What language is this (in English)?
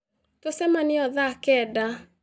Kikuyu